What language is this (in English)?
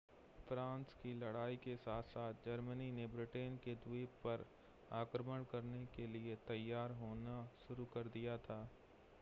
Hindi